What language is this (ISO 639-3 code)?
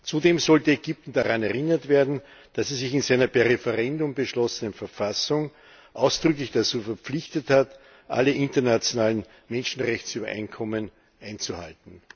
deu